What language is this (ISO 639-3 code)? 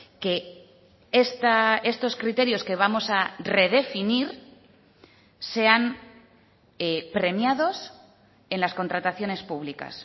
spa